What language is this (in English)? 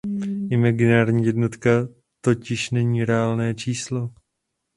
Czech